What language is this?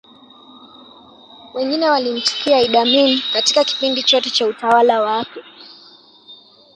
Swahili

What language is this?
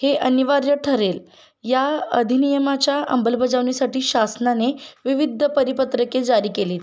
Marathi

